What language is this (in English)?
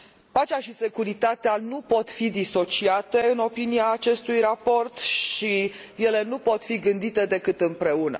Romanian